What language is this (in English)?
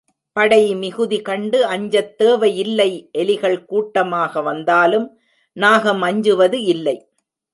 Tamil